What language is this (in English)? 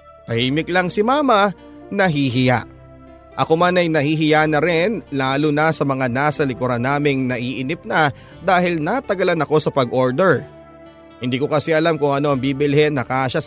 Filipino